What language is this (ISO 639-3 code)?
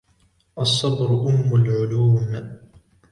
ara